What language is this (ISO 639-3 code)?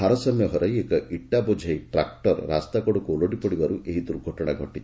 ori